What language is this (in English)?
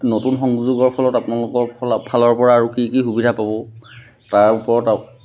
Assamese